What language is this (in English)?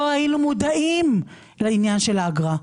Hebrew